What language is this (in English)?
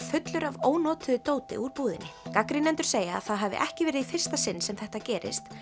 Icelandic